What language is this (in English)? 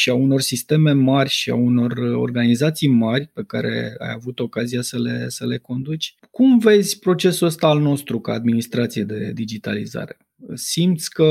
Romanian